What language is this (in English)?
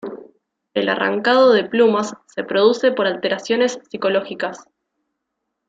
Spanish